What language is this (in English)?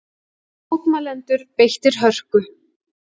Icelandic